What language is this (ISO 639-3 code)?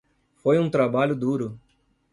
por